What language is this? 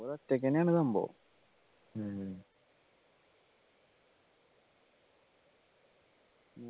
Malayalam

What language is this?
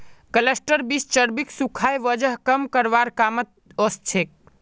Magahi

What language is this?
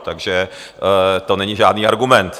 Czech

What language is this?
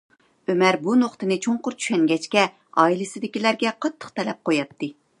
Uyghur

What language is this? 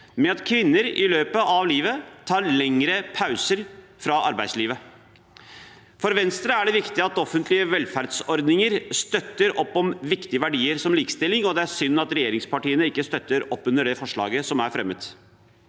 Norwegian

